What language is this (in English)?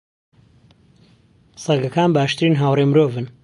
Central Kurdish